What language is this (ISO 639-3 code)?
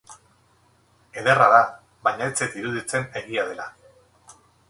eus